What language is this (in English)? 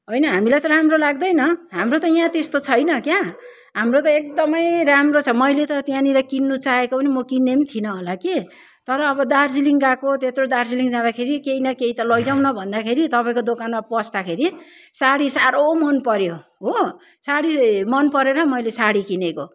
Nepali